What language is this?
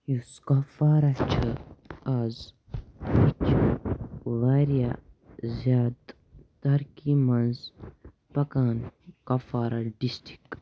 Kashmiri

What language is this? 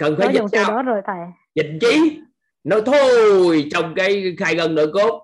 Vietnamese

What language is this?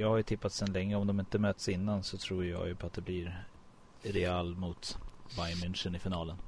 Swedish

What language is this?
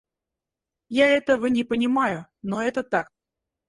Russian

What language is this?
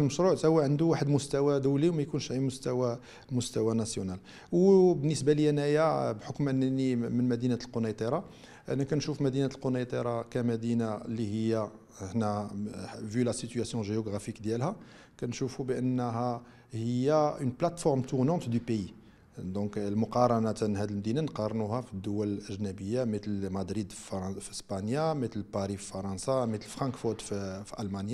Arabic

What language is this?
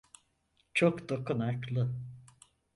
Turkish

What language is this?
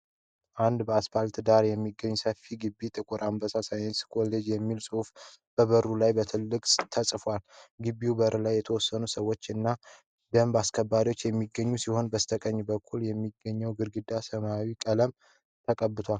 Amharic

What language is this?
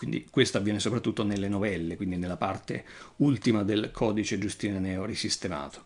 Italian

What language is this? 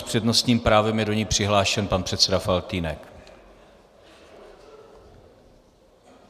Czech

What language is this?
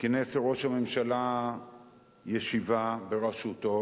Hebrew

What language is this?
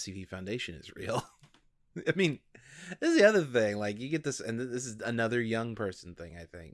English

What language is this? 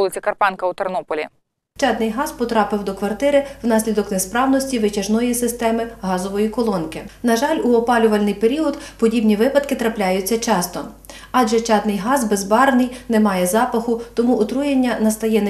Ukrainian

